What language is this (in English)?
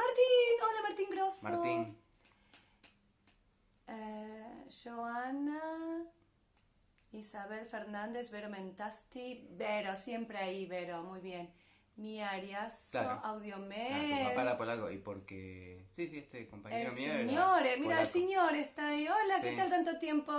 Spanish